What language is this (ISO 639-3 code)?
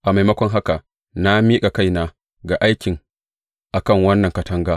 hau